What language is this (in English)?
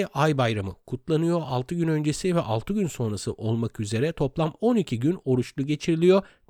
Turkish